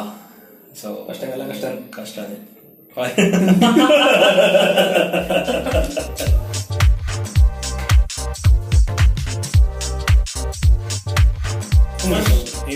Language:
Kannada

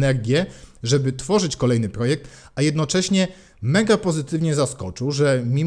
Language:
Polish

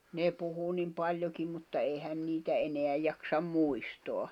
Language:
Finnish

